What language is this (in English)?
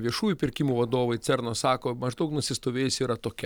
Lithuanian